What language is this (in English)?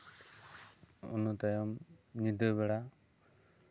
Santali